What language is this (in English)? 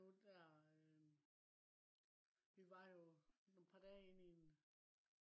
Danish